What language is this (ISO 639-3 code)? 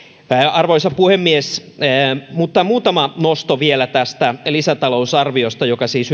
fin